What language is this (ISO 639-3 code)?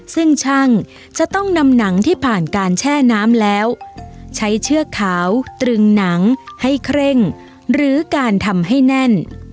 tha